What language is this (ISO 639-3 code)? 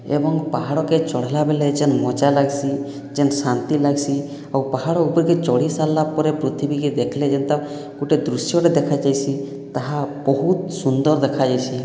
ori